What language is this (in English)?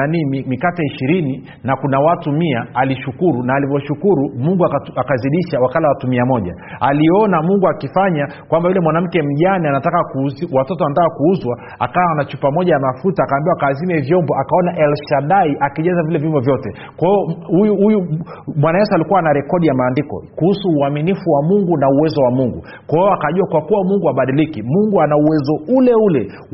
Swahili